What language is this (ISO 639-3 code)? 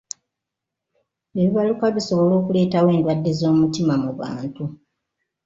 lug